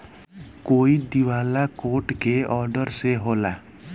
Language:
Bhojpuri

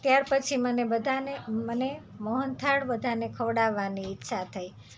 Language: Gujarati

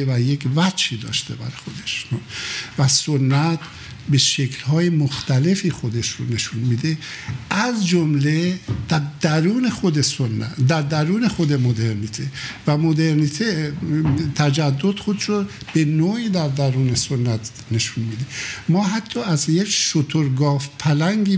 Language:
Persian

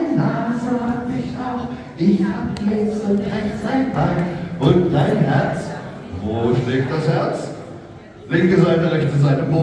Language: German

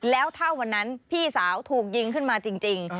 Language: Thai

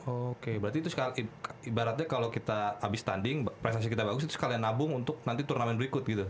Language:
Indonesian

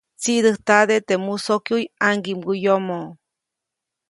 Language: Copainalá Zoque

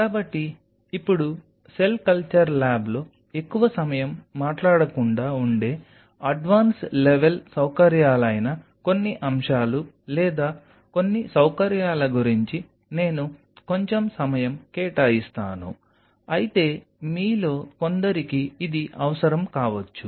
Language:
Telugu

